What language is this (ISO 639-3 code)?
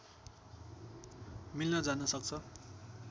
nep